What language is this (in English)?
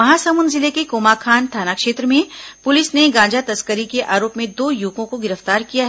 Hindi